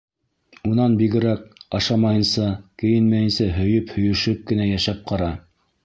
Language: Bashkir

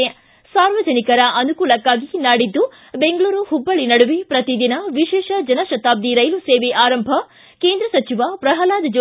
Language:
Kannada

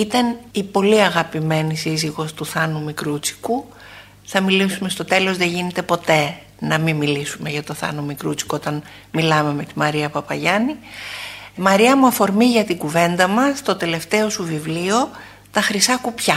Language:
Greek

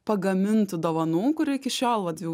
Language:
Lithuanian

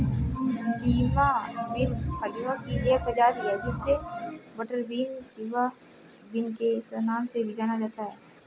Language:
Hindi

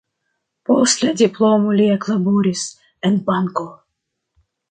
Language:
Esperanto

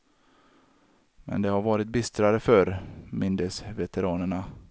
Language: Swedish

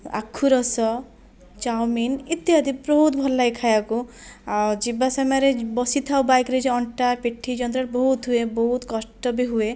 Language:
Odia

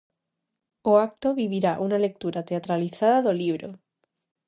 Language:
Galician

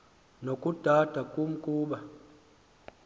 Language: Xhosa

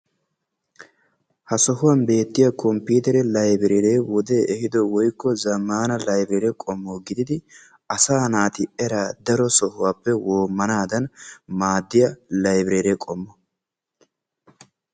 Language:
Wolaytta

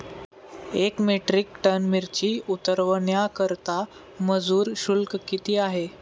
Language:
Marathi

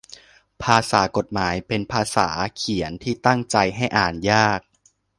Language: Thai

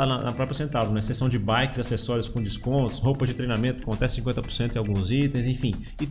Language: Portuguese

